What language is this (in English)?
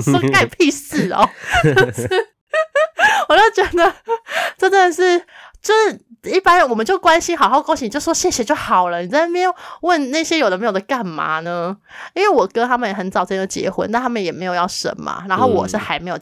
Chinese